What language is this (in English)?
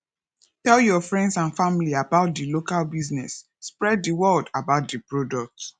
Nigerian Pidgin